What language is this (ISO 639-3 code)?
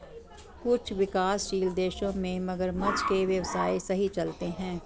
hin